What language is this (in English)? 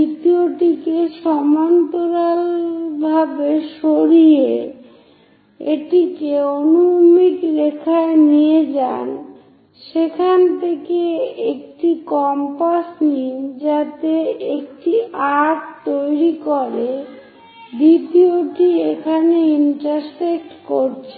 Bangla